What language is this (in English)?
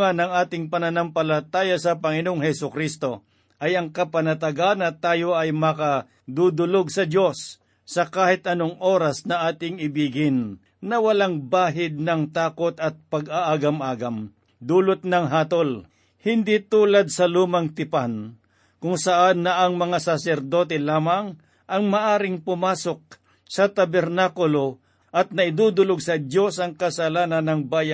Filipino